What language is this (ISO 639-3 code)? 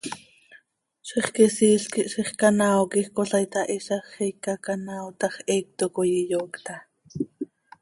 sei